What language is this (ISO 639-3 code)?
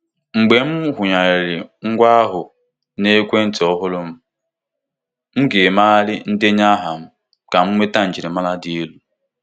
ibo